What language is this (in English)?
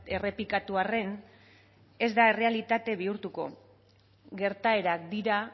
Basque